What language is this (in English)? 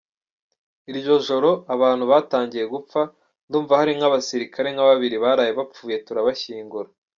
Kinyarwanda